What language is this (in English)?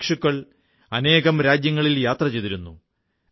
Malayalam